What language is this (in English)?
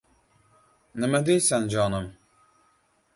Uzbek